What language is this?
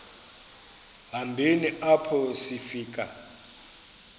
Xhosa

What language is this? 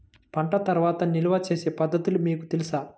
Telugu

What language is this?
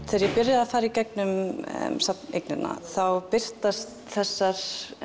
Icelandic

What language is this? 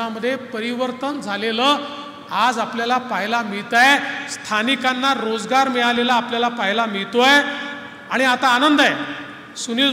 Marathi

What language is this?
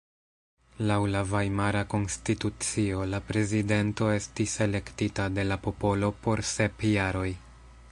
Esperanto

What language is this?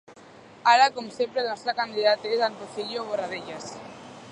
Catalan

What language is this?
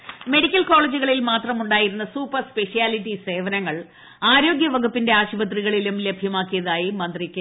Malayalam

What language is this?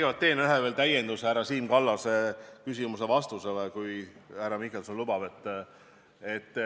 Estonian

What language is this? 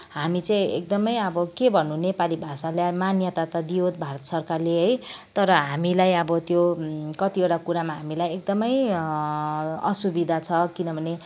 Nepali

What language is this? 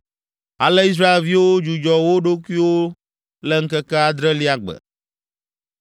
Ewe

